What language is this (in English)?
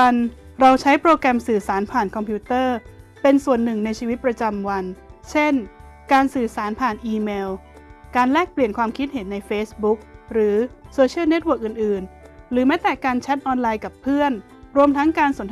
Thai